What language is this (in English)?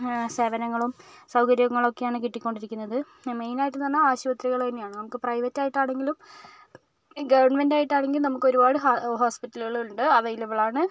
Malayalam